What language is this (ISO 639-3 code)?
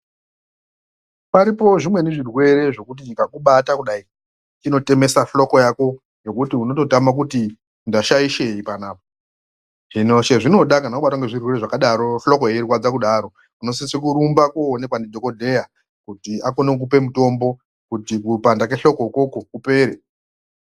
ndc